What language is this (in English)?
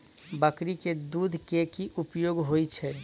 Maithili